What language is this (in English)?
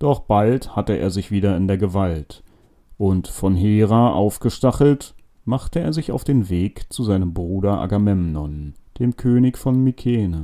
German